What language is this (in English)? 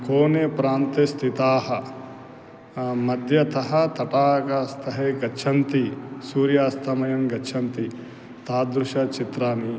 Sanskrit